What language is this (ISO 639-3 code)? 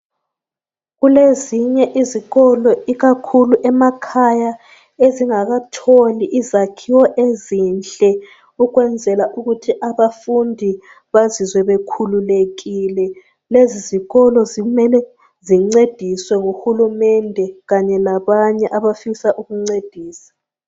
nde